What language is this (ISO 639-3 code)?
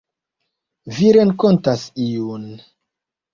epo